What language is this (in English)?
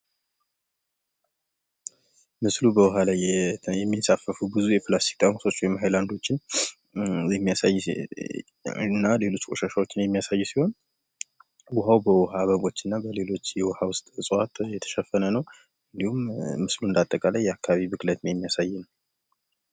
Amharic